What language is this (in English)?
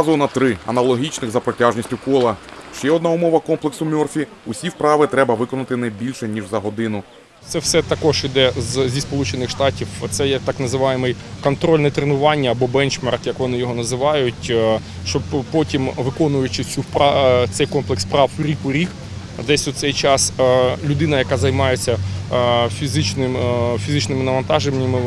Ukrainian